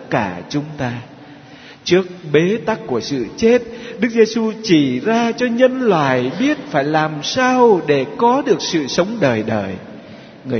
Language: Vietnamese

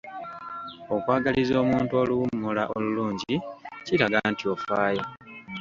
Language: Ganda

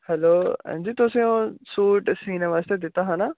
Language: Dogri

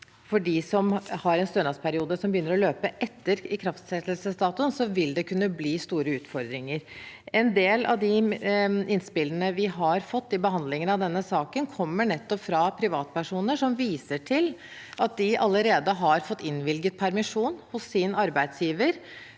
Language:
Norwegian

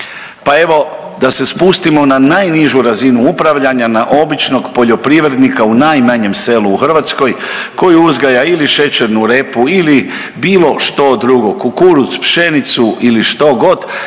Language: Croatian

